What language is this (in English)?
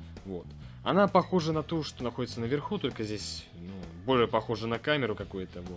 Russian